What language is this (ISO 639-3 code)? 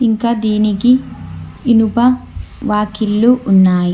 tel